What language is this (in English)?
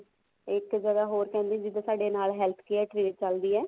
Punjabi